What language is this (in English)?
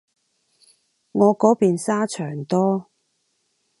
Cantonese